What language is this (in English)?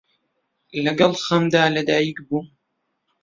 Central Kurdish